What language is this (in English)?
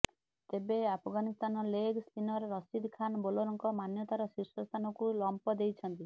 Odia